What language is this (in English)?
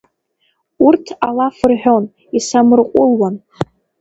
Abkhazian